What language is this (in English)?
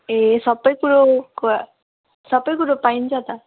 Nepali